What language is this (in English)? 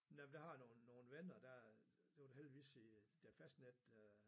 Danish